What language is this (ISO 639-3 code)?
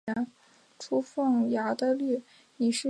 zho